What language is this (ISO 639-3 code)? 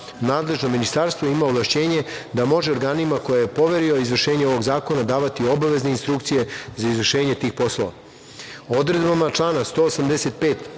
srp